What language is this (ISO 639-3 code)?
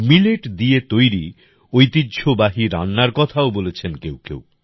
ben